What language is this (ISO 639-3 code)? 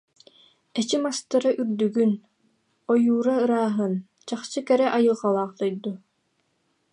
sah